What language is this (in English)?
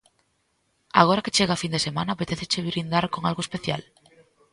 Galician